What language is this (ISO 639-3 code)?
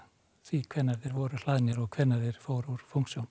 isl